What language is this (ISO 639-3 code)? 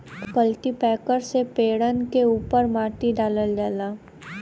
bho